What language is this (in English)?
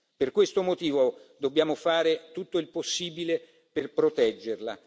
Italian